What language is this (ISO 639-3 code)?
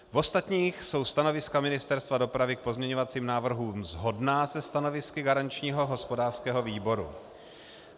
ces